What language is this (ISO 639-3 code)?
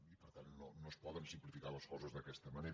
cat